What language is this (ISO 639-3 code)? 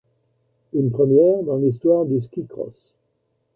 fra